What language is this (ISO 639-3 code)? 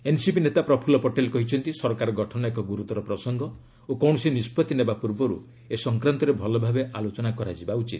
ori